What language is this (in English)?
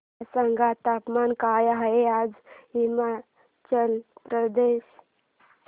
Marathi